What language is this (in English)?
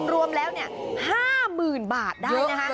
Thai